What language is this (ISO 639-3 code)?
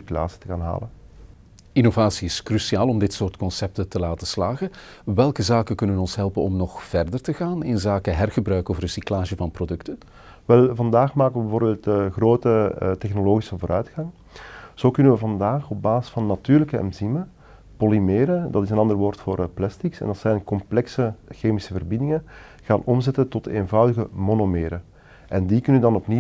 nld